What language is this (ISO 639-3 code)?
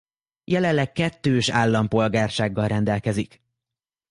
hun